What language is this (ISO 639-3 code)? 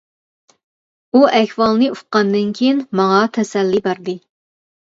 uig